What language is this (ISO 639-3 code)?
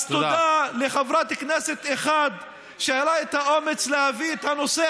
heb